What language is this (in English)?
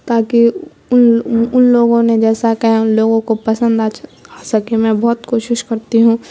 Urdu